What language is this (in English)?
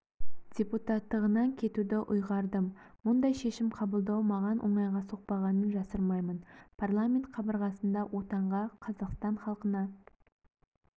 Kazakh